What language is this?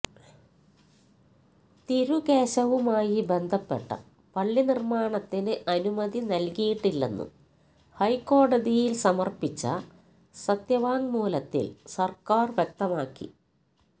Malayalam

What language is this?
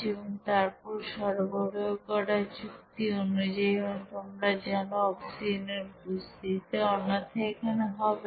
Bangla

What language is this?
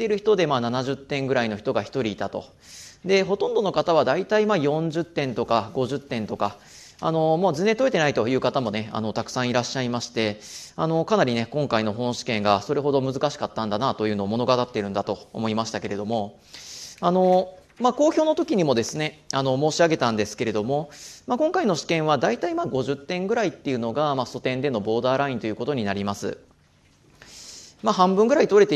Japanese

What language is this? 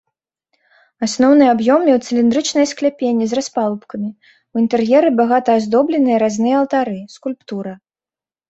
Belarusian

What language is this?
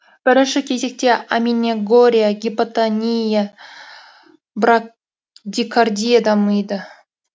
Kazakh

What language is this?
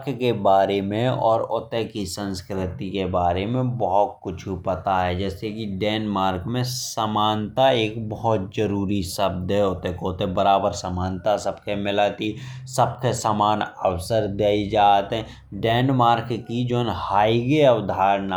Bundeli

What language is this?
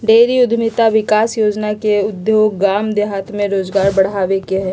Magahi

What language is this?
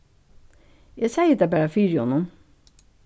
Faroese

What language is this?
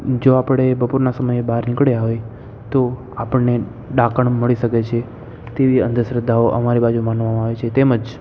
Gujarati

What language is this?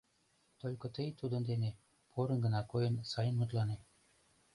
Mari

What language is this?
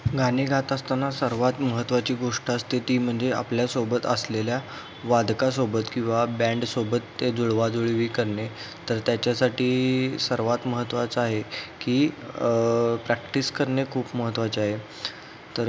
Marathi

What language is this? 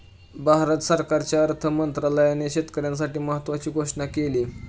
Marathi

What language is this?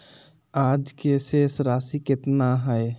Magahi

